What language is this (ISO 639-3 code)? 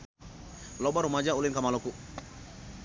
sun